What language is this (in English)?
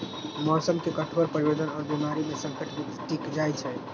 Magahi